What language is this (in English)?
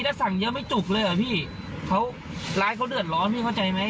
Thai